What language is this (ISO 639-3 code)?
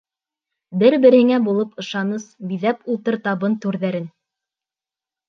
bak